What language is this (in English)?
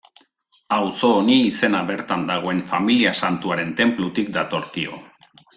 Basque